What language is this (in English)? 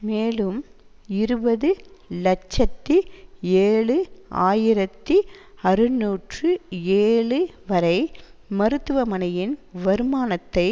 Tamil